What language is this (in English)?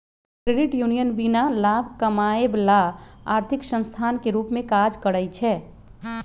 Magahi